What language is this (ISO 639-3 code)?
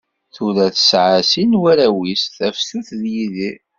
kab